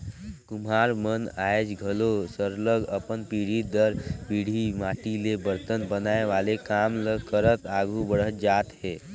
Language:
Chhattisgarhi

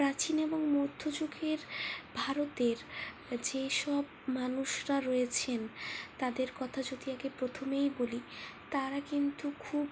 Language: Bangla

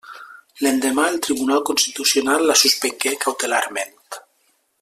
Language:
Catalan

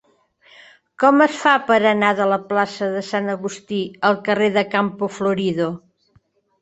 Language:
Catalan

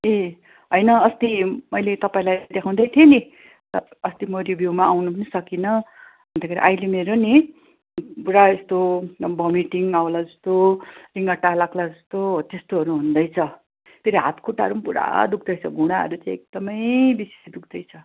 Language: Nepali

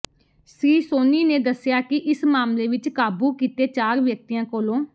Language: Punjabi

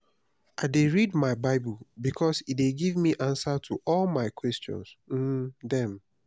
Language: Nigerian Pidgin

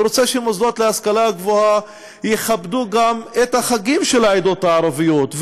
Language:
Hebrew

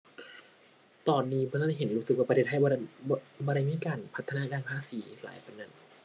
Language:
Thai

